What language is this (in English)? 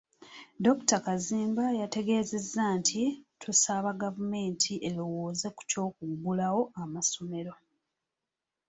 Ganda